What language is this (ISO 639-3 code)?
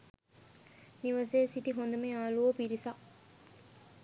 sin